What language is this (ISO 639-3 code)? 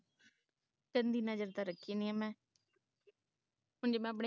pan